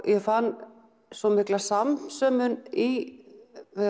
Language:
Icelandic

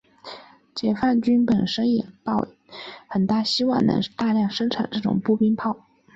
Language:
Chinese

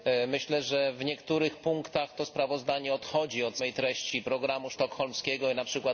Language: Polish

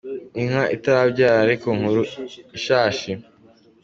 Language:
Kinyarwanda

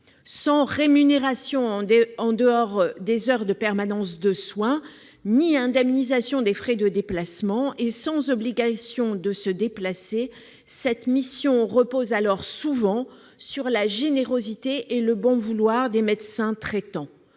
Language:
French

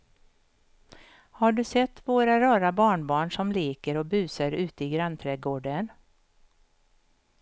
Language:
Swedish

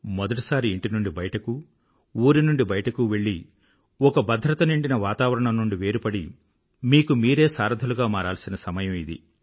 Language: Telugu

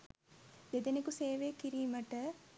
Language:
Sinhala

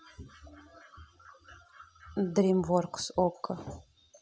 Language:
Russian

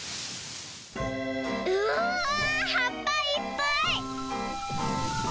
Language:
Japanese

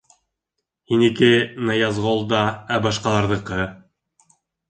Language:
Bashkir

